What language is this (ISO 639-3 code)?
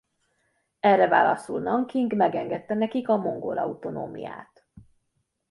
hun